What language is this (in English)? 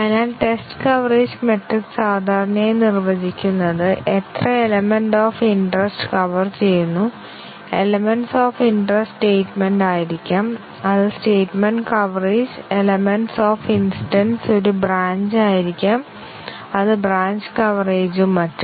Malayalam